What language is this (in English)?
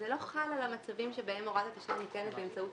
Hebrew